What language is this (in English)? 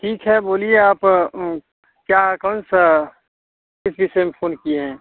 Hindi